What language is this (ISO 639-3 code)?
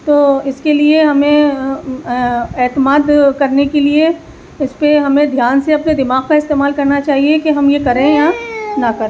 urd